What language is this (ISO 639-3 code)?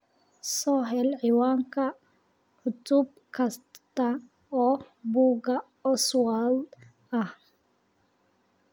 som